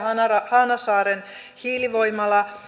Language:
Finnish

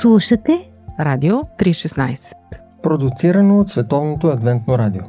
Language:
Bulgarian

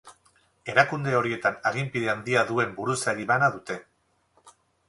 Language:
Basque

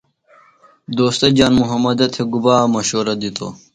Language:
Phalura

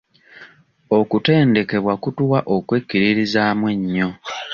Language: Ganda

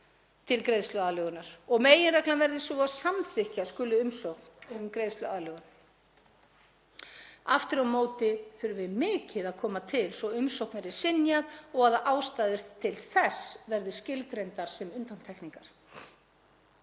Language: Icelandic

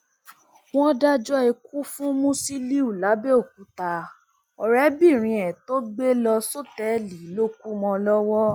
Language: Yoruba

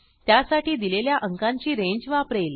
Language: Marathi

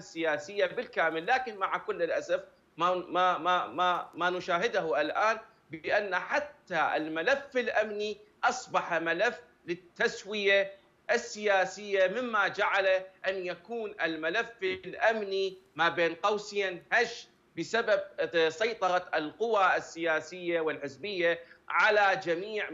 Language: Arabic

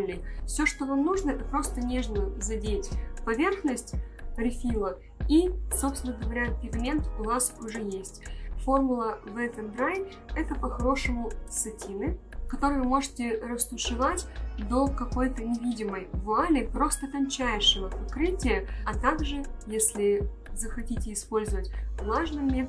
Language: Russian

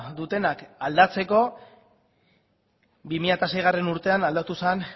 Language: Basque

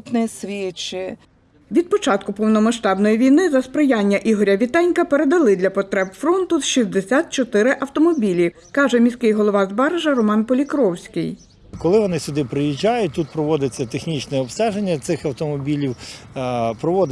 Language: Ukrainian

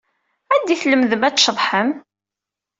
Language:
Kabyle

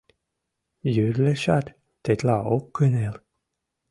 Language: Mari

